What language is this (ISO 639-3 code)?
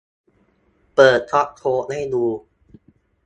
tha